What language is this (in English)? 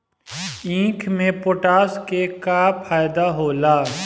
Bhojpuri